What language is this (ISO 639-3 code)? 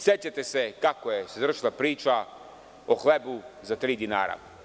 srp